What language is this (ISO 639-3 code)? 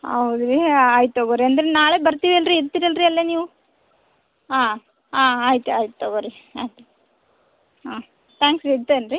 kan